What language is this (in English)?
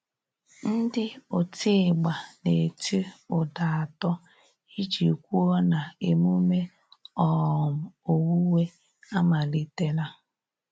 Igbo